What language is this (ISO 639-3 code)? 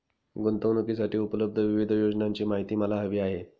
mar